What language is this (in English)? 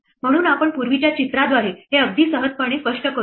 Marathi